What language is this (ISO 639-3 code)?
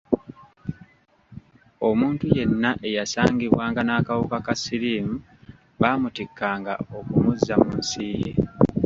lug